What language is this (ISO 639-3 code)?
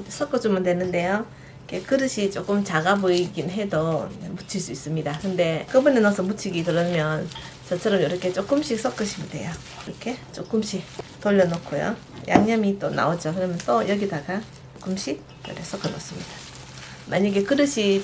kor